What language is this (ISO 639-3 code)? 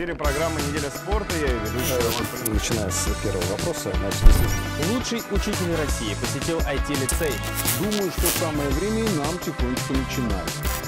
rus